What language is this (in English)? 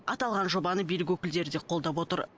Kazakh